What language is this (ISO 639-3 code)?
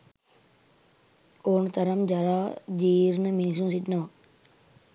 sin